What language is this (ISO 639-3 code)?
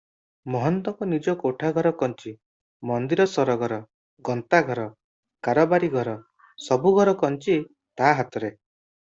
ori